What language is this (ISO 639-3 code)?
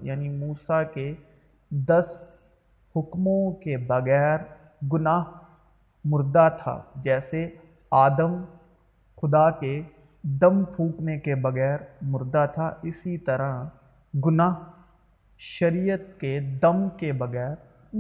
urd